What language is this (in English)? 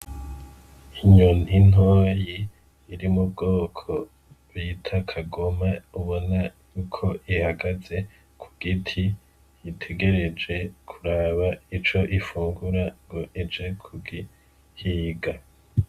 Rundi